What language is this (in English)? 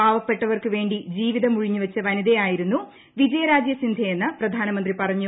Malayalam